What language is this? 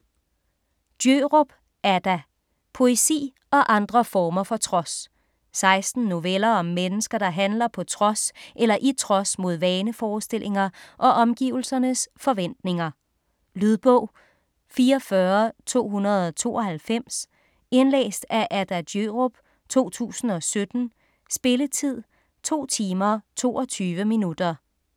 Danish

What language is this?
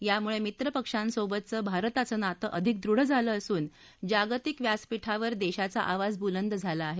Marathi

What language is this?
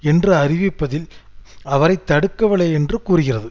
Tamil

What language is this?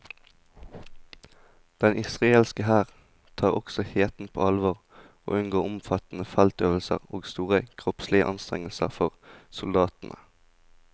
Norwegian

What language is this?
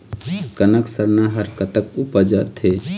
Chhattisgarhi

